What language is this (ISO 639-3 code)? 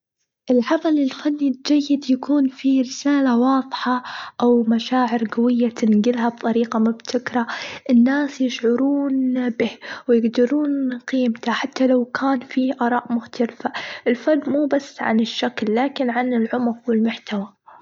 afb